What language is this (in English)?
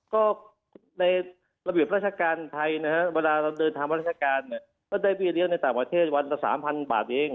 Thai